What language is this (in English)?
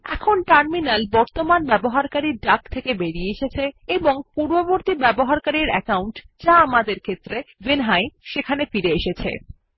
Bangla